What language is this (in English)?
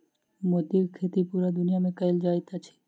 Maithili